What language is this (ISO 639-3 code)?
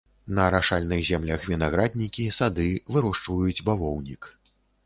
bel